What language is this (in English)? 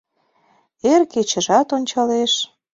Mari